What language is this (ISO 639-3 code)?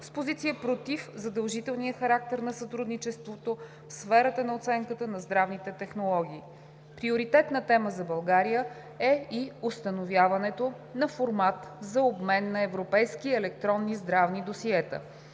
bul